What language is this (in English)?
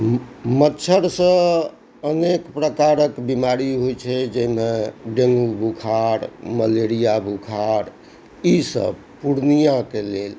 Maithili